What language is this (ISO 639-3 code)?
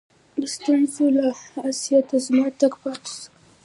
pus